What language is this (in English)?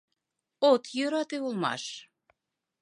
Mari